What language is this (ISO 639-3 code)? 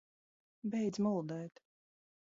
lav